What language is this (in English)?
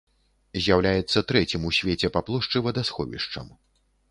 Belarusian